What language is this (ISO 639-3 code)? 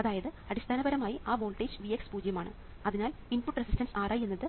mal